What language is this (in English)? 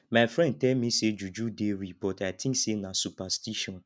Nigerian Pidgin